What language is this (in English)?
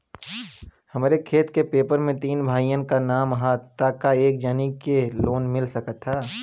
Bhojpuri